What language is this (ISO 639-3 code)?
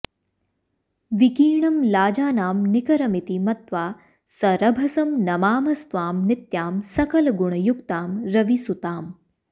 san